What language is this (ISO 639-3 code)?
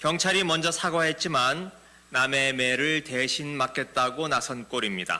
kor